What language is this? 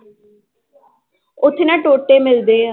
Punjabi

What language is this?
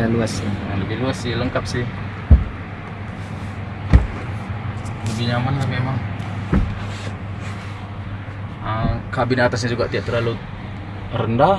Indonesian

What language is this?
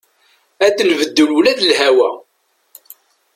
Kabyle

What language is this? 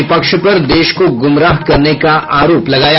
Hindi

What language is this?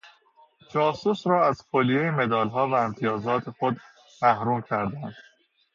Persian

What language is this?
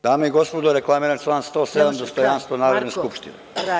Serbian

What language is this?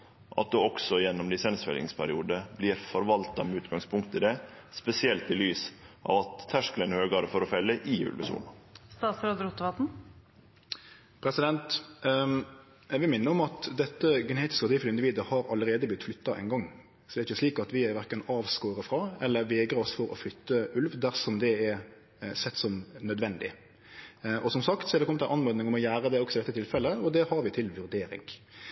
Norwegian Nynorsk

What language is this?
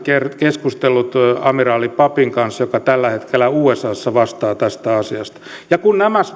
Finnish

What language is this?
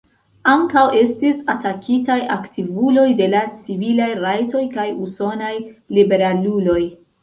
Esperanto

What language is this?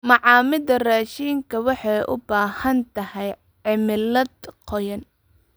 Somali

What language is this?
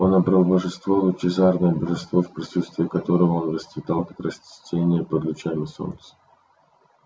Russian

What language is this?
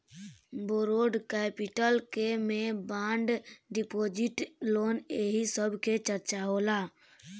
Bhojpuri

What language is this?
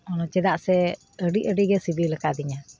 Santali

